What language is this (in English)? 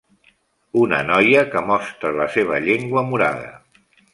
Catalan